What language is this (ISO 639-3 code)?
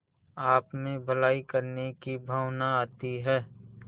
hin